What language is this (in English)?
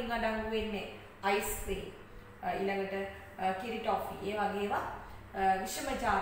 Hindi